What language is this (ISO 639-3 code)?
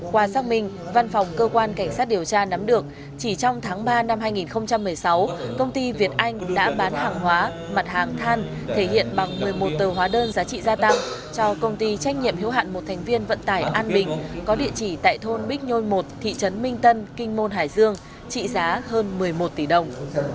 vie